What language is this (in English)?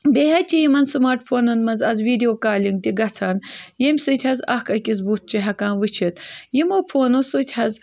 Kashmiri